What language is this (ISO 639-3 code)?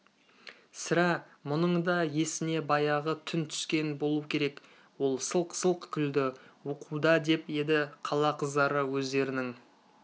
kaz